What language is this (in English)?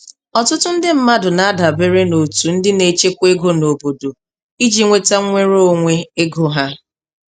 Igbo